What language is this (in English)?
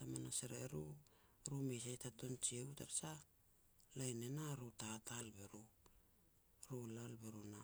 Petats